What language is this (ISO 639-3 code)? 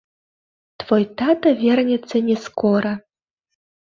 bel